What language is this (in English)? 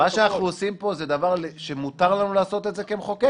Hebrew